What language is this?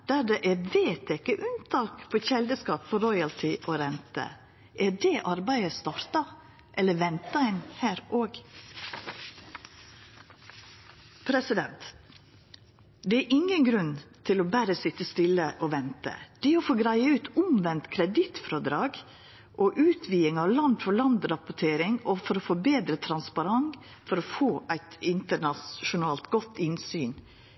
Norwegian Nynorsk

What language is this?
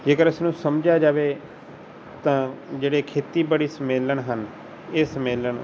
Punjabi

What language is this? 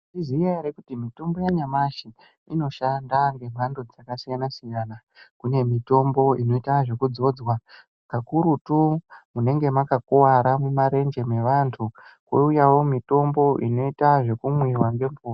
Ndau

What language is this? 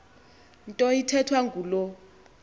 Xhosa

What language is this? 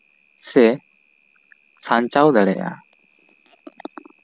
Santali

